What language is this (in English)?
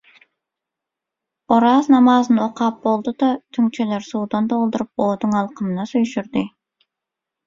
Turkmen